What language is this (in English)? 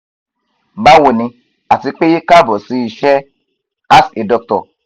Yoruba